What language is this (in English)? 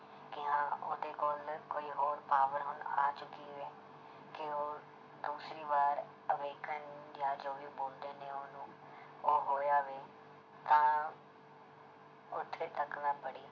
Punjabi